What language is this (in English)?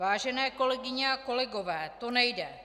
Czech